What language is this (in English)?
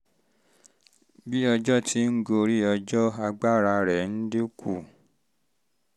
Yoruba